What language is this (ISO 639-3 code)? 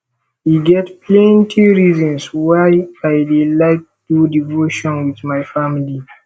pcm